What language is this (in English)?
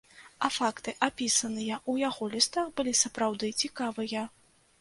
Belarusian